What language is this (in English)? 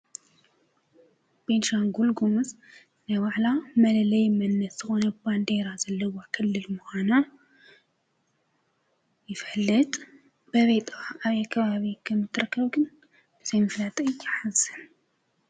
Tigrinya